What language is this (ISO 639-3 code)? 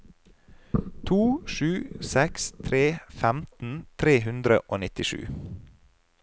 nor